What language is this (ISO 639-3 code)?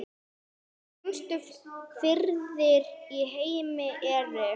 isl